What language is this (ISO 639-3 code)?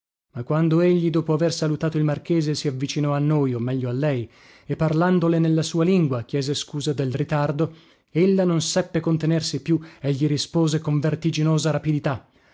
ita